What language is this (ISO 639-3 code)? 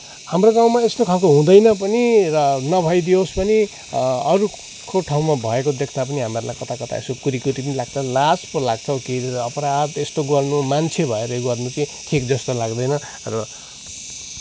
nep